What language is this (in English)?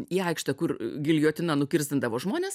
Lithuanian